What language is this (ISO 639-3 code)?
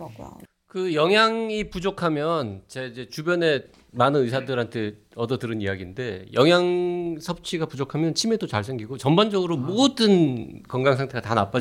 kor